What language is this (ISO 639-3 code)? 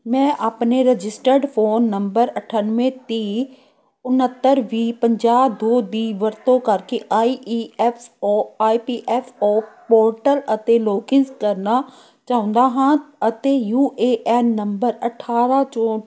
pan